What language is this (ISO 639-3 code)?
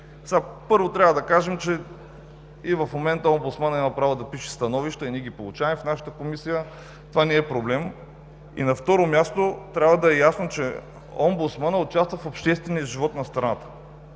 bul